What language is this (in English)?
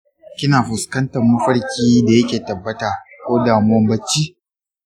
Hausa